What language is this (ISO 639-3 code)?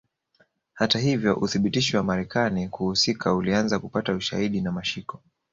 swa